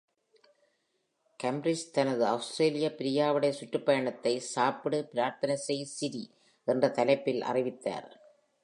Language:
Tamil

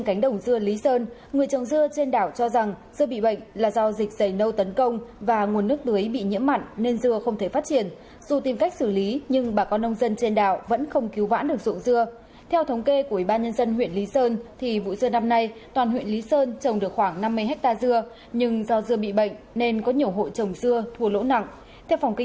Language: Vietnamese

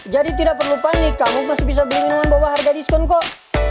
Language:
Indonesian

